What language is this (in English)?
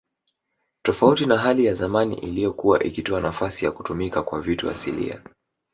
Swahili